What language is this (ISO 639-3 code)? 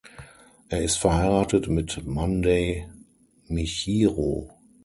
deu